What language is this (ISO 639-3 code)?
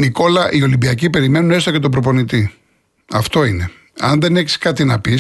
ell